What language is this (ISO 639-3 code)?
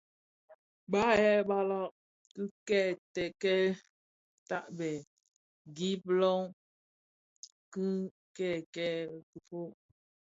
ksf